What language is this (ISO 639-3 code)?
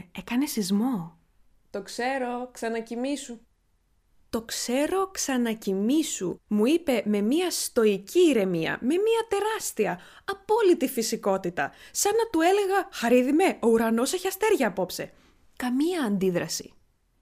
ell